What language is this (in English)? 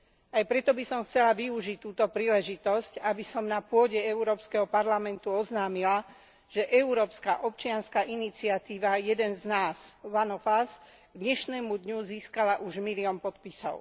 Slovak